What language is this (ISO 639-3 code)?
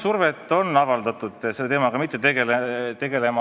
est